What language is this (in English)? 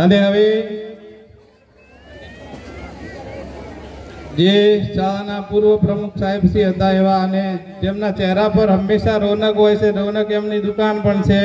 Gujarati